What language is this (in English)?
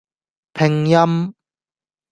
Cantonese